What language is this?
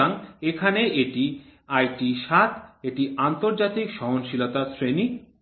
Bangla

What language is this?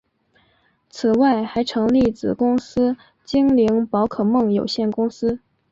Chinese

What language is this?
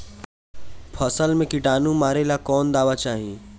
Bhojpuri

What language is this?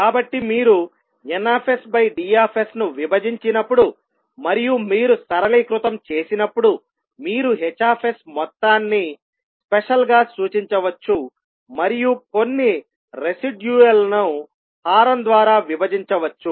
Telugu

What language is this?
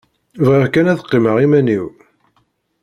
Kabyle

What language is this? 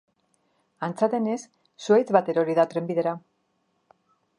Basque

